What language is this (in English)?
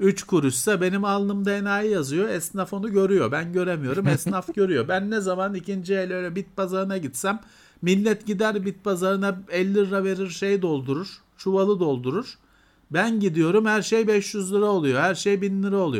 Turkish